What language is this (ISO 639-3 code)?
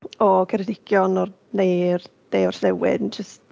cym